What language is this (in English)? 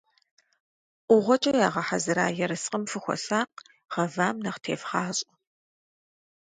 Kabardian